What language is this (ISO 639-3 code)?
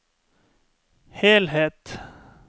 nor